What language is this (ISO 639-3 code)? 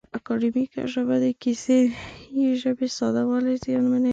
pus